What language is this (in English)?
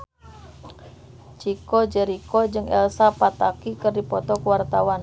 Sundanese